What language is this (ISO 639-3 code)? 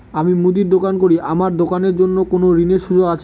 ben